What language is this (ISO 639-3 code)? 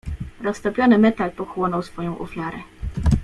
pol